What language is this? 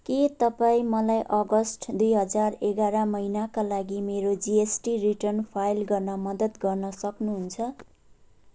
Nepali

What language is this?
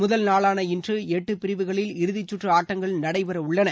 Tamil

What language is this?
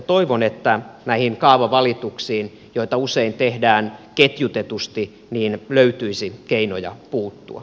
Finnish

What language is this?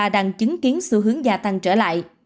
Vietnamese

